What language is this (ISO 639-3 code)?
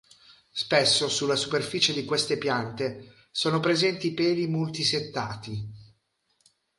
ita